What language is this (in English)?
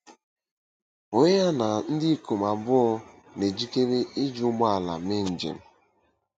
Igbo